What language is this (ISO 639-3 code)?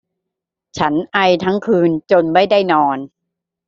tha